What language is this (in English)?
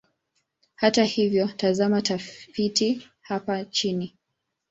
Swahili